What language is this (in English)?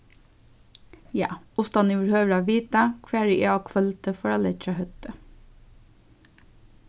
Faroese